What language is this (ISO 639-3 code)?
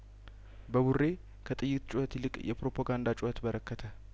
amh